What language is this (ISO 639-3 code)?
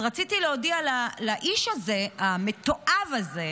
heb